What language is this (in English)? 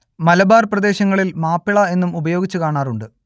Malayalam